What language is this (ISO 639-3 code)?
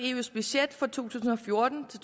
dan